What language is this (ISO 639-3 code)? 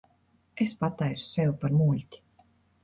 lav